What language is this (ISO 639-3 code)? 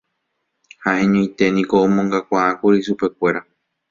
grn